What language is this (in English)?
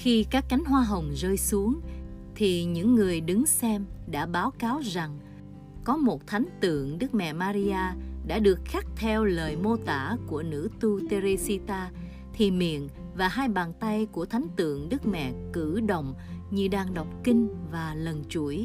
Vietnamese